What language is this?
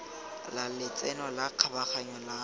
Tswana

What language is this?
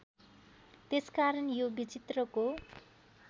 Nepali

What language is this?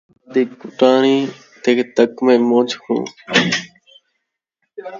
Saraiki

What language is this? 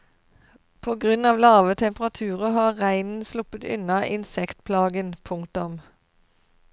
Norwegian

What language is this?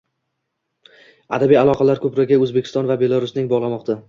Uzbek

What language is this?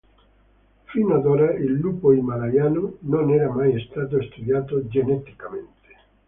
Italian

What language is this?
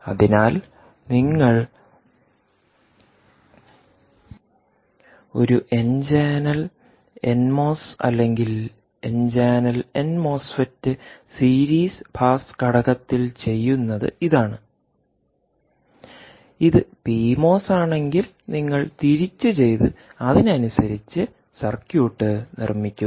Malayalam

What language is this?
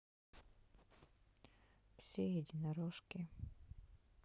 Russian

